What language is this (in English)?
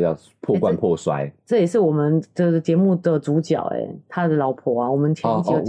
Chinese